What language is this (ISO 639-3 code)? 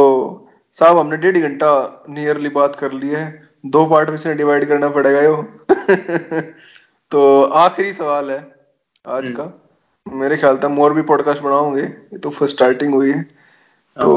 hin